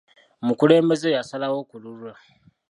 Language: Ganda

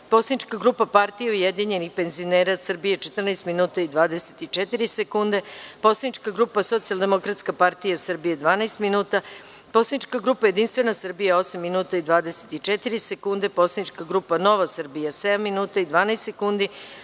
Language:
Serbian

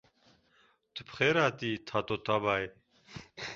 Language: Kurdish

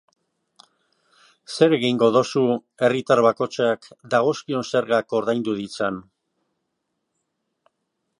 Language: Basque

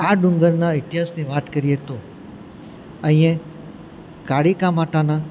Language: Gujarati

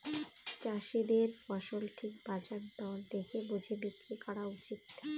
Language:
Bangla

